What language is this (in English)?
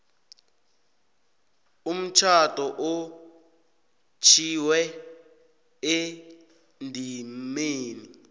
South Ndebele